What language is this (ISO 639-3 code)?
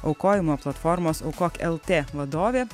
lit